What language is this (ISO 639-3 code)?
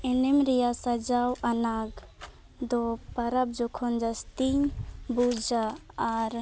sat